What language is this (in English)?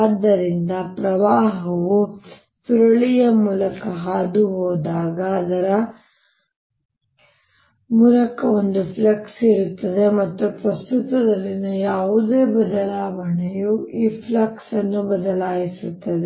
Kannada